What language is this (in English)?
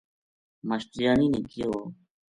Gujari